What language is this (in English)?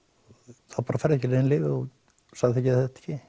Icelandic